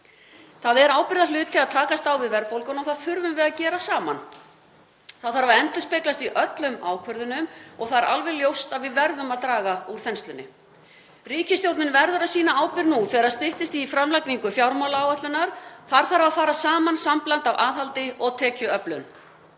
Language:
Icelandic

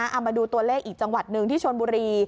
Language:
Thai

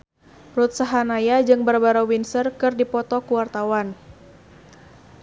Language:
Sundanese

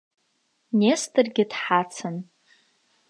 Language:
Abkhazian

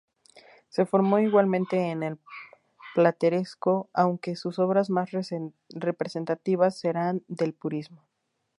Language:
Spanish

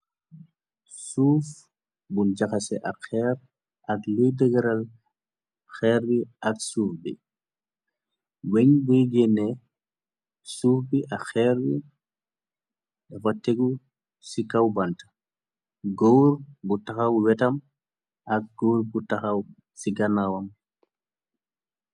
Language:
Wolof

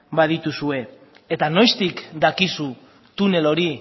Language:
Basque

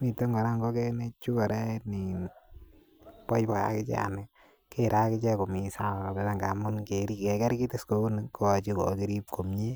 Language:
Kalenjin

